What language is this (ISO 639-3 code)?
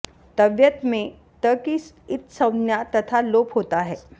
san